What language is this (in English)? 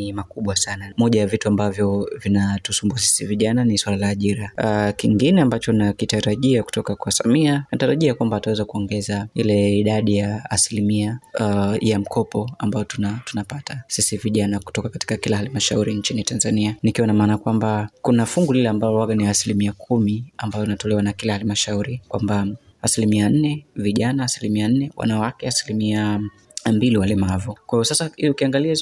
Swahili